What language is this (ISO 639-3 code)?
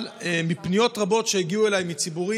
heb